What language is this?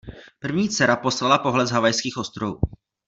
Czech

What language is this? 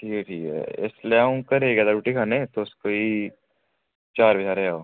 Dogri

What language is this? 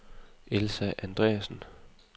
Danish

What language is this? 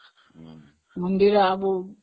Odia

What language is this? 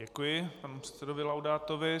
Czech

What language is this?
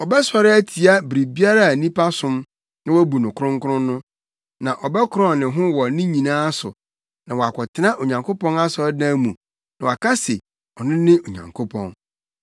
Akan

